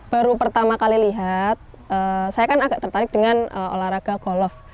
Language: Indonesian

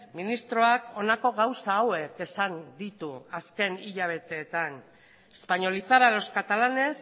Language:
Basque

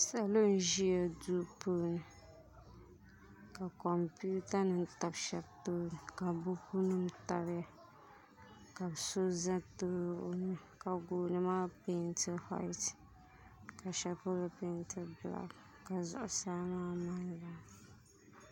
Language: Dagbani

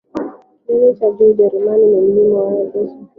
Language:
Swahili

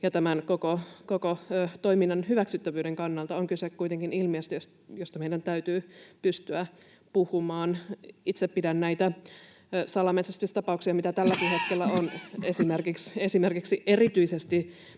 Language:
Finnish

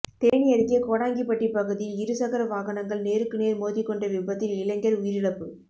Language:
Tamil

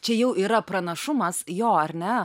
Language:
Lithuanian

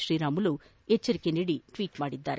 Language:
Kannada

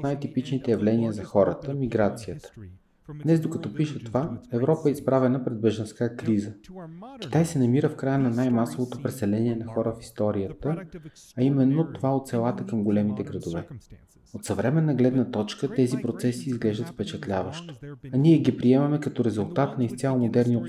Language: Bulgarian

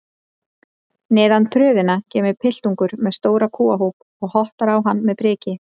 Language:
Icelandic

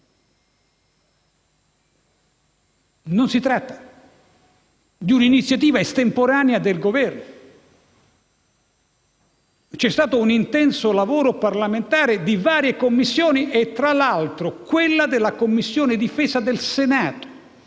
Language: Italian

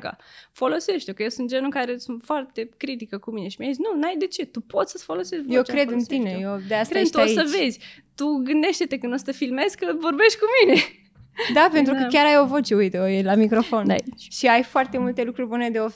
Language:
Romanian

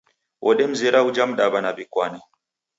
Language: Taita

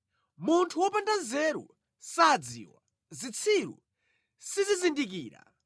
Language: Nyanja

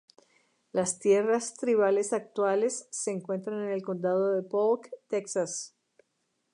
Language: Spanish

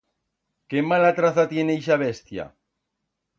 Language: Aragonese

